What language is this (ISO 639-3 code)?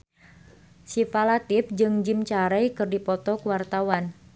sun